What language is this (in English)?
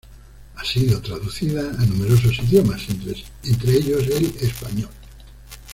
Spanish